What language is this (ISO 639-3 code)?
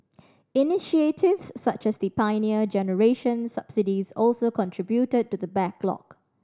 eng